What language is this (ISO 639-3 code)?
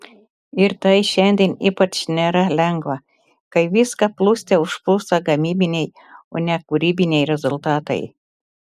lit